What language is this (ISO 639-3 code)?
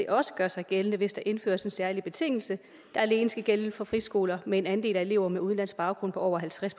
dan